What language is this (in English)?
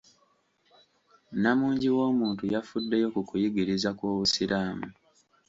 Ganda